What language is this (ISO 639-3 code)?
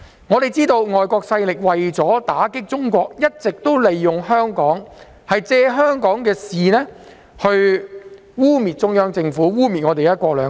yue